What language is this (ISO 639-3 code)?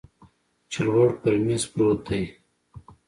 pus